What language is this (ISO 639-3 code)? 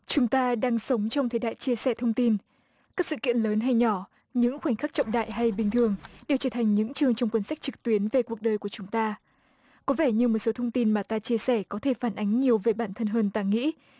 vie